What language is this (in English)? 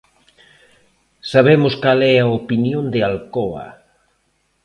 Galician